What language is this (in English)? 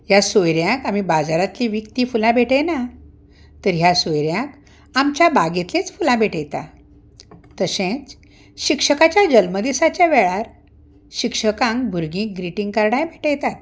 Konkani